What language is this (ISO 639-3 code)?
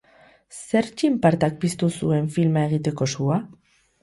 eus